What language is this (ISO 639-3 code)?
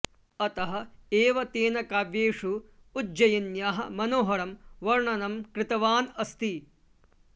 san